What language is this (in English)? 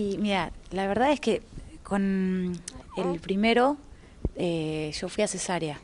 Spanish